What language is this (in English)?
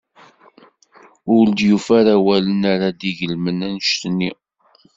Kabyle